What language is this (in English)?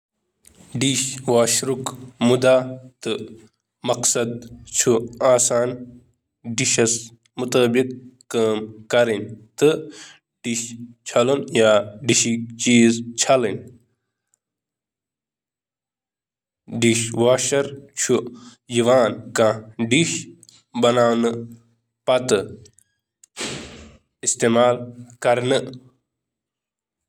Kashmiri